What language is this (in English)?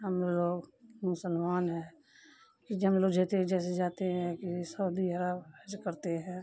Urdu